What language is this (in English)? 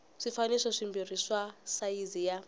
Tsonga